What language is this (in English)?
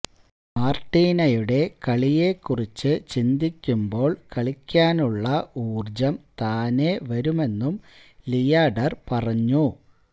Malayalam